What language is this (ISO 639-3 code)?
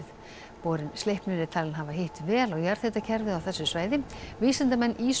isl